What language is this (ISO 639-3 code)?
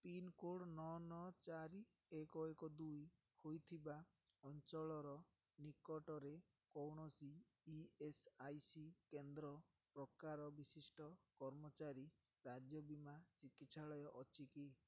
ori